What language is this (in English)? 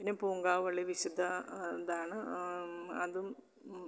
Malayalam